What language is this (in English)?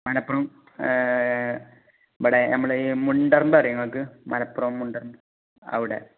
Malayalam